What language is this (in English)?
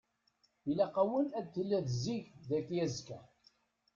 Kabyle